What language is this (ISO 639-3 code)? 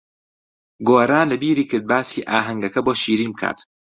ckb